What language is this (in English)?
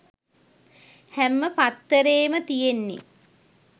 Sinhala